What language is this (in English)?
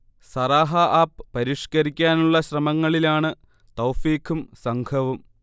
Malayalam